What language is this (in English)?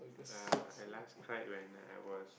English